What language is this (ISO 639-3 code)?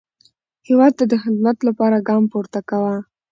pus